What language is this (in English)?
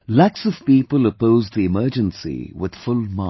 English